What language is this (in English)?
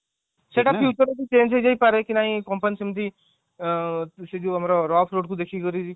Odia